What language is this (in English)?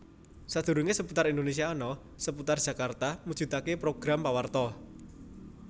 Javanese